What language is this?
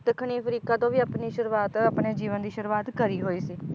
Punjabi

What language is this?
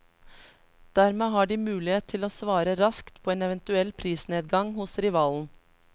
Norwegian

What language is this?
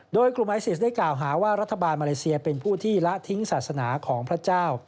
Thai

